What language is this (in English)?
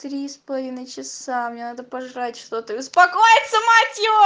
Russian